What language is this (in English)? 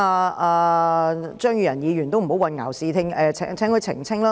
Cantonese